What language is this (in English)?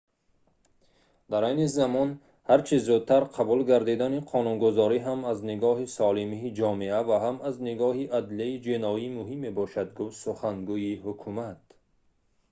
Tajik